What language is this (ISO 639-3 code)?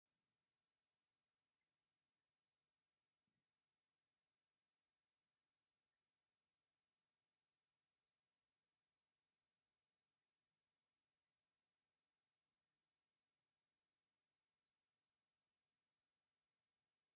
tir